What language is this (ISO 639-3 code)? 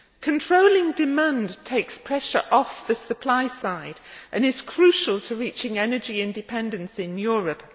eng